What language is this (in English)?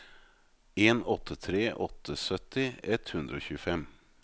Norwegian